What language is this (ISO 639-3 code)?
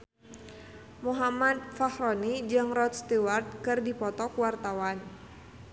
sun